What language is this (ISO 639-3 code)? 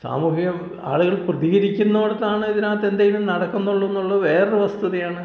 mal